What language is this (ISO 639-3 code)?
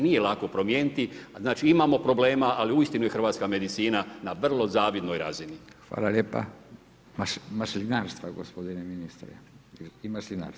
hrv